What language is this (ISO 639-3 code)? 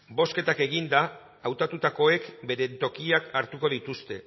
eus